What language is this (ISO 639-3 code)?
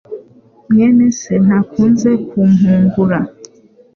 kin